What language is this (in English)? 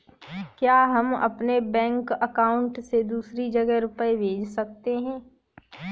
Hindi